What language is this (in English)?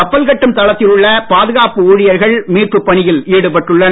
Tamil